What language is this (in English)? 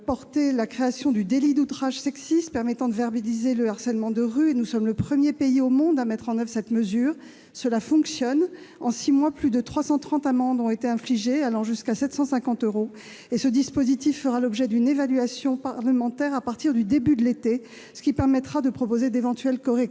French